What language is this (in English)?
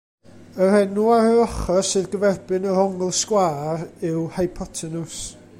Welsh